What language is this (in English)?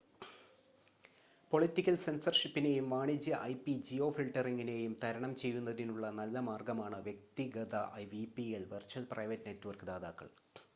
Malayalam